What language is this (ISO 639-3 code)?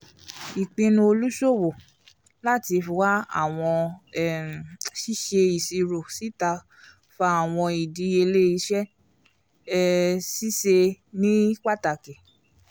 yor